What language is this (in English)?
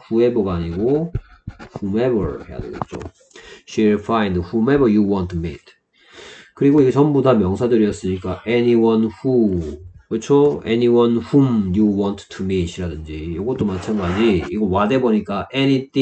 Korean